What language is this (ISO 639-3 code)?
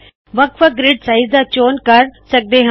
pan